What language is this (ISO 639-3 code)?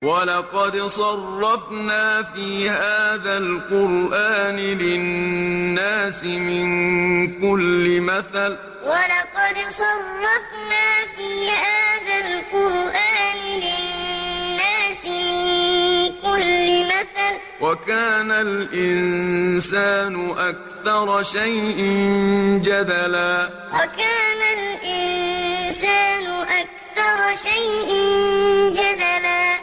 ara